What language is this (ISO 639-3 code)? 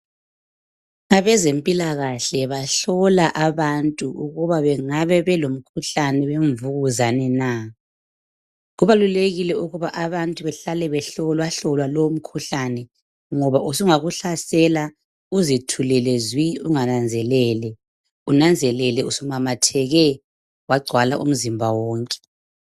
nde